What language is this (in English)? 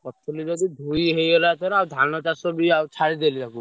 Odia